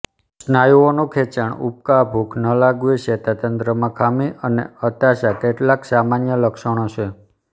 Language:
Gujarati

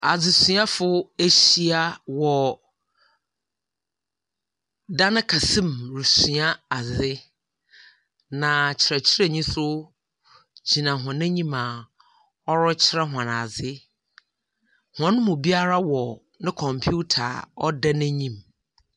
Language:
Akan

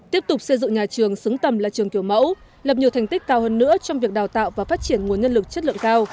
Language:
Vietnamese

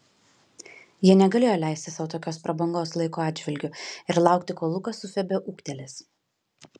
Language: Lithuanian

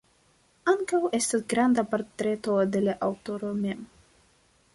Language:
Esperanto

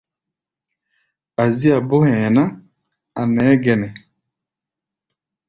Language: Gbaya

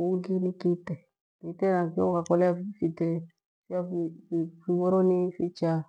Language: Gweno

